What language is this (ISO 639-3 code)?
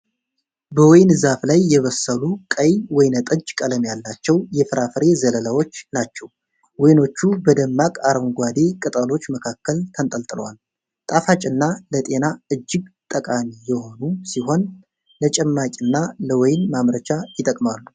amh